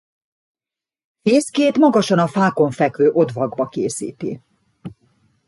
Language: Hungarian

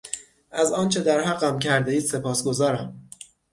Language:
Persian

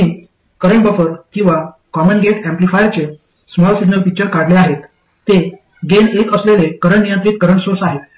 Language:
Marathi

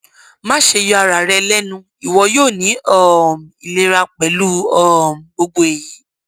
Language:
Yoruba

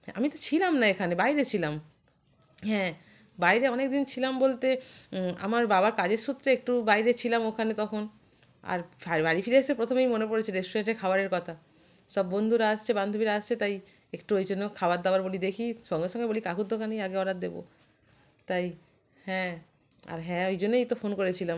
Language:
Bangla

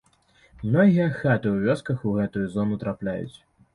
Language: Belarusian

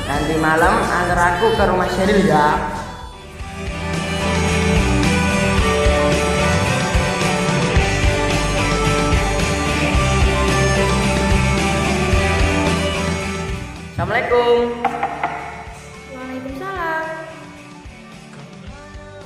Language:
Indonesian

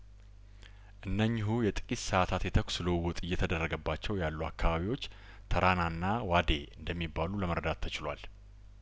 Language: Amharic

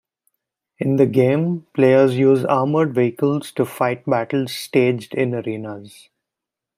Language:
English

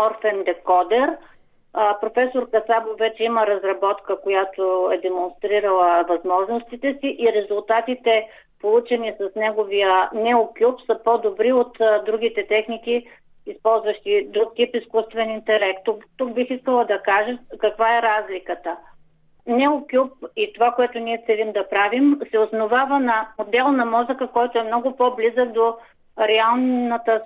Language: Bulgarian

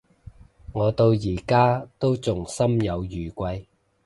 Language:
Cantonese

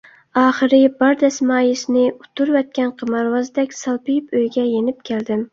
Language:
Uyghur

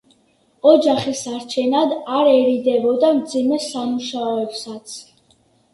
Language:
Georgian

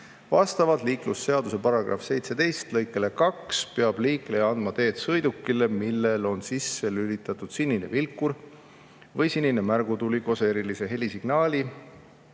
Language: Estonian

